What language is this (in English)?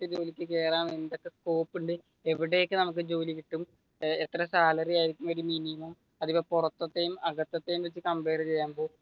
Malayalam